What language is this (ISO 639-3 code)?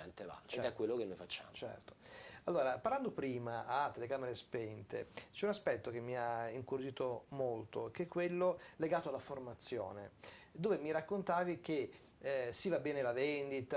ita